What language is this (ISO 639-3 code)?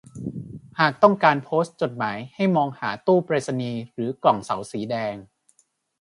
tha